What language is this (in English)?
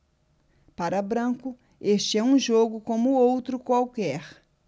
Portuguese